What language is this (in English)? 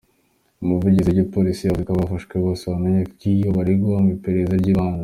Kinyarwanda